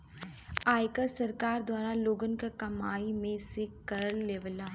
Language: Bhojpuri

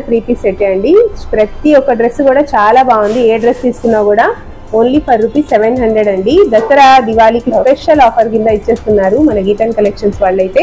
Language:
Telugu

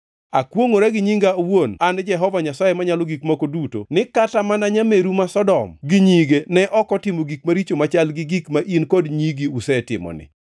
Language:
Luo (Kenya and Tanzania)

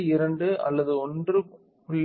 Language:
Tamil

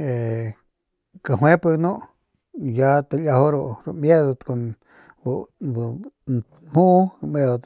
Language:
Northern Pame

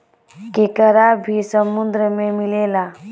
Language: Bhojpuri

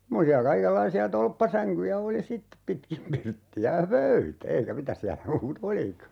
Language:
Finnish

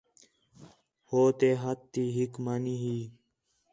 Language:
Khetrani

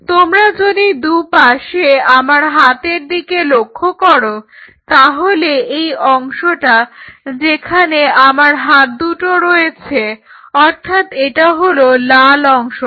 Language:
Bangla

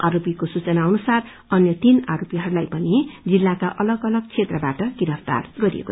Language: Nepali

